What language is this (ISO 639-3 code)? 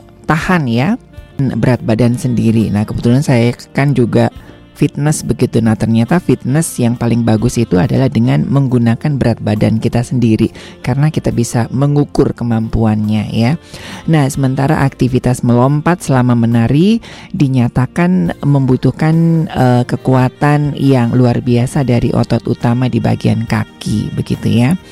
ind